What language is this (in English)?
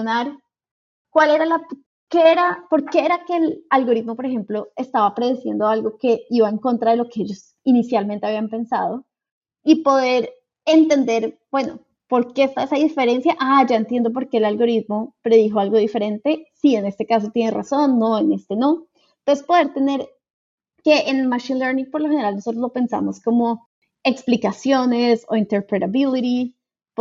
Spanish